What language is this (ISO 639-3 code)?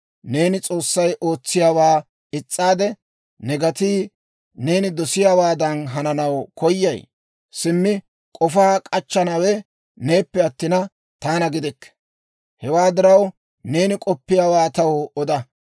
dwr